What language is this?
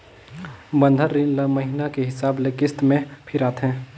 Chhattisgarhi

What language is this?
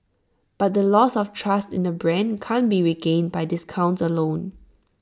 English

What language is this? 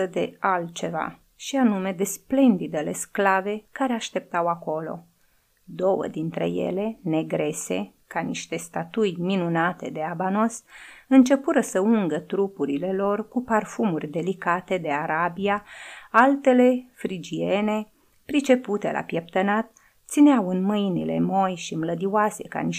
Romanian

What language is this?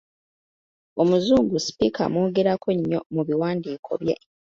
Ganda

